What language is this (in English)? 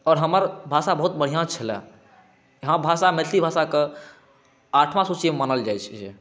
Maithili